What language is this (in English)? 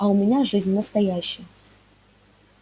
Russian